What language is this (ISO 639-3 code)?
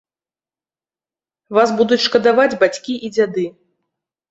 bel